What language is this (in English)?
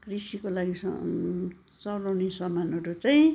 Nepali